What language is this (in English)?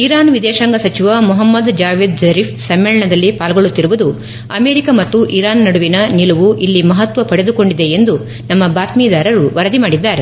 Kannada